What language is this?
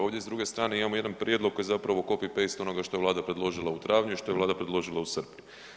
Croatian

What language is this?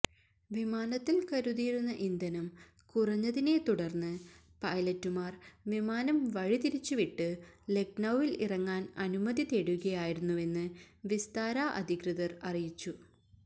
Malayalam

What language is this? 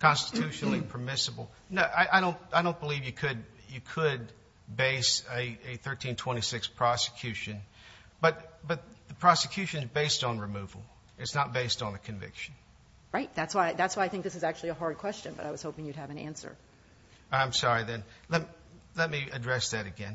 English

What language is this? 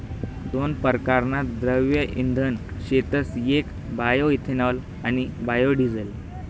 Marathi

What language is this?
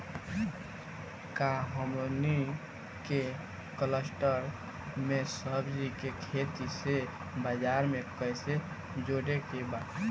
Bhojpuri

